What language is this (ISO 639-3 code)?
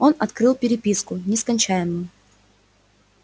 rus